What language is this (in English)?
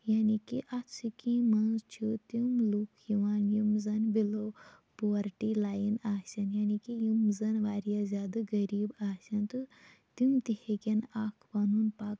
Kashmiri